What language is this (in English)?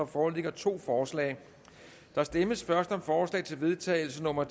Danish